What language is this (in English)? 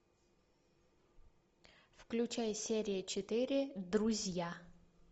Russian